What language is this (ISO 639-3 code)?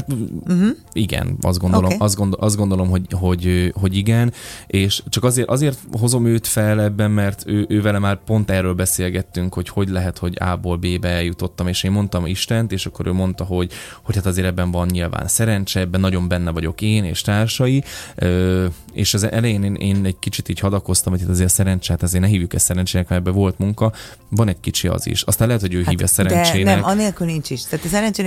hun